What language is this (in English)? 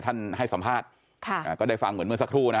Thai